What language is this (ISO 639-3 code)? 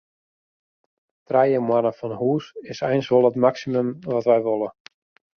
fry